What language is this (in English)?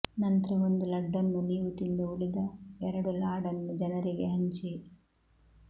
Kannada